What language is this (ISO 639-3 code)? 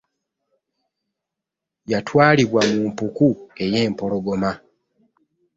lug